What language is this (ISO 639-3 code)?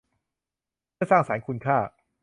tha